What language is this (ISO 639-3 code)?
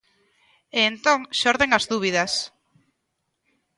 glg